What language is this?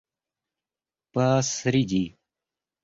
Russian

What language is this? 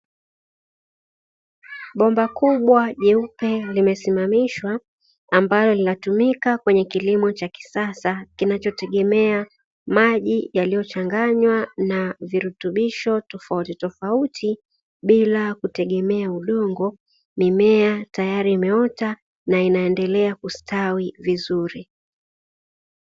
Swahili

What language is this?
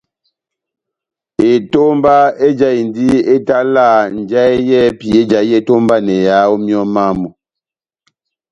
Batanga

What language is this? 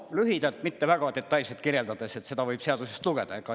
Estonian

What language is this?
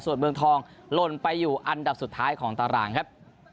Thai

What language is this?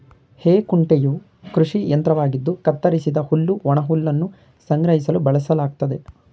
Kannada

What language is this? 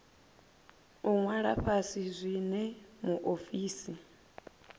Venda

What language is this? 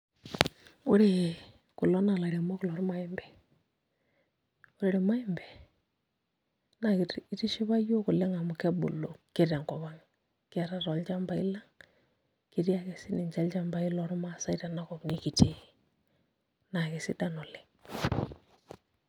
Masai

